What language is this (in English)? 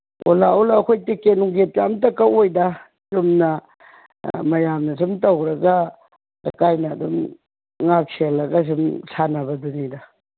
Manipuri